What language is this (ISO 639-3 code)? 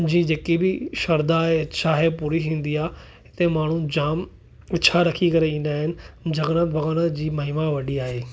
snd